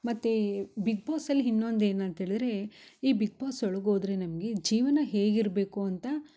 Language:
Kannada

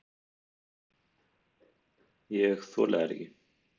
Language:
Icelandic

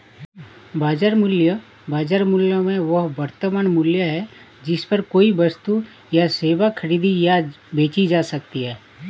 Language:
Hindi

